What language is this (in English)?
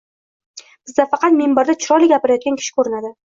Uzbek